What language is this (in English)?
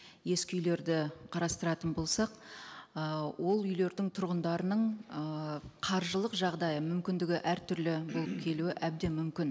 Kazakh